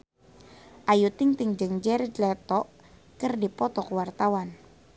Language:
Sundanese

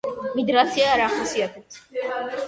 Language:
Georgian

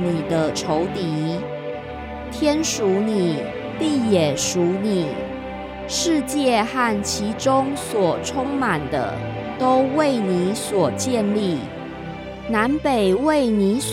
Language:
Chinese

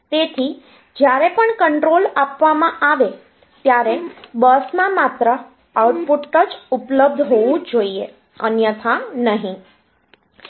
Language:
Gujarati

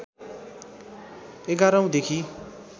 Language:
Nepali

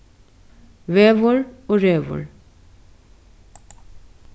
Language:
Faroese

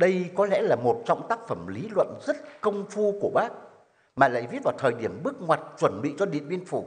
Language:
Vietnamese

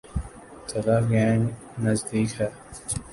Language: Urdu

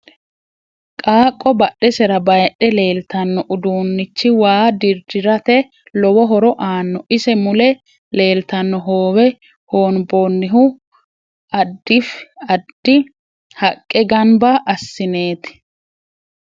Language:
Sidamo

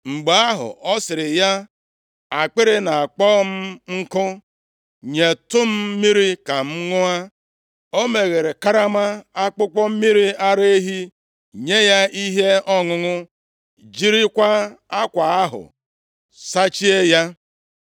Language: Igbo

